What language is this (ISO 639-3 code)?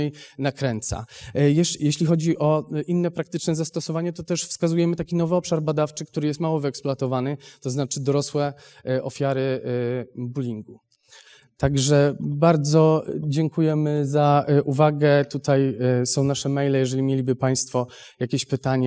pol